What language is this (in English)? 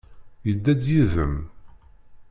Kabyle